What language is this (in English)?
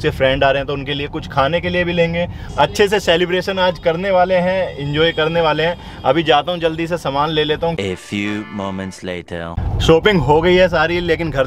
Hindi